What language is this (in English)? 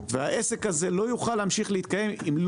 Hebrew